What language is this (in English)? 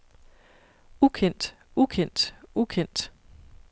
Danish